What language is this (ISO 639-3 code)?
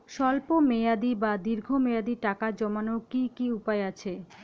ben